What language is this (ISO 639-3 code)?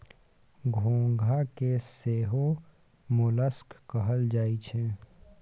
mai